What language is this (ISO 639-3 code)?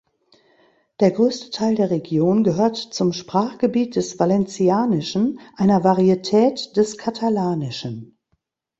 deu